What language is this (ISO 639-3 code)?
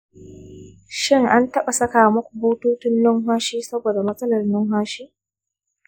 hau